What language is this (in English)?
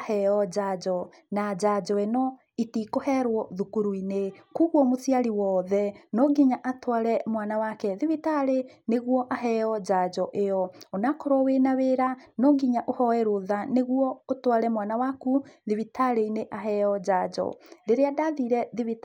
Kikuyu